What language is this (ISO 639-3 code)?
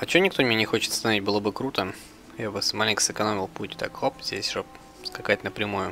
rus